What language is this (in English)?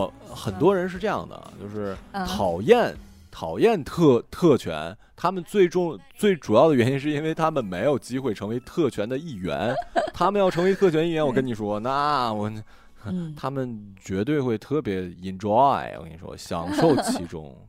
Chinese